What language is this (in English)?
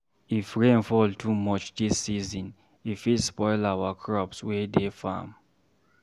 Nigerian Pidgin